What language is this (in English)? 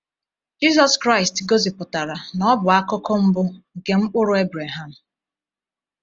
Igbo